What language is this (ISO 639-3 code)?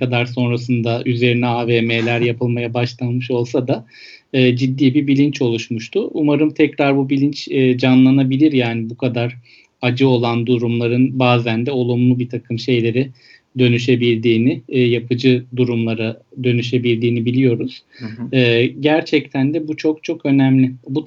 tur